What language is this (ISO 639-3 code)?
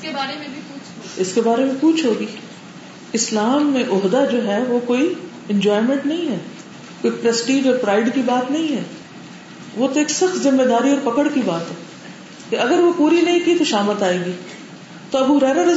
urd